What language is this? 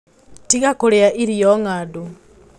Kikuyu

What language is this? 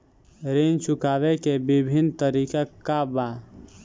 Bhojpuri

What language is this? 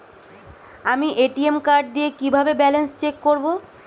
Bangla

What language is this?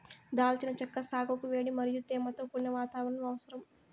Telugu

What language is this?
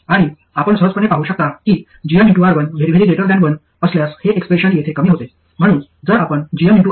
Marathi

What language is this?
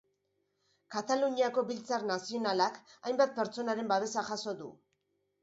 Basque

